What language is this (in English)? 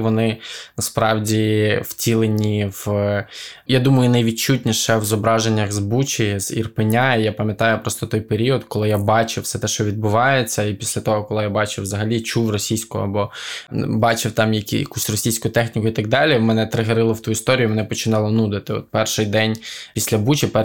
Ukrainian